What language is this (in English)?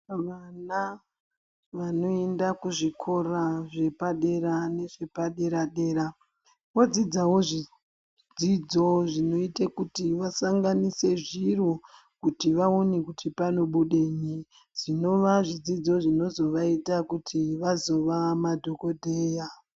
Ndau